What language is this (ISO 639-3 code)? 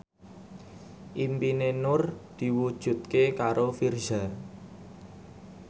jav